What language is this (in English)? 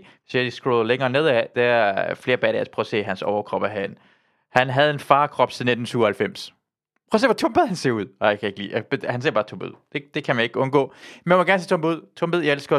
Danish